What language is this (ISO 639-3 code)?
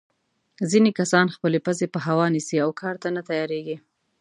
pus